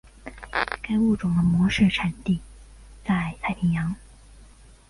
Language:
Chinese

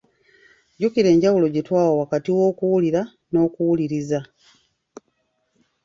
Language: Ganda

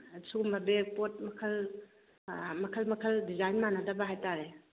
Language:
Manipuri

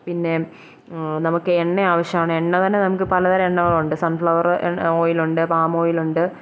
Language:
Malayalam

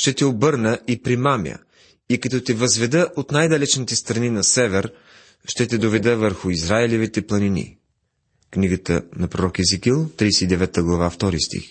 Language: Bulgarian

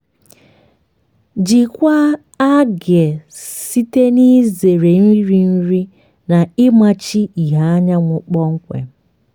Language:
Igbo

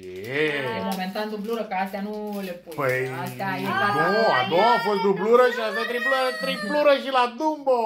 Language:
Romanian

